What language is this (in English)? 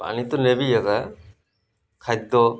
Odia